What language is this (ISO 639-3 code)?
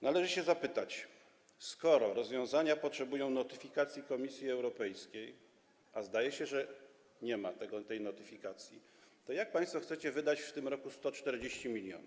pol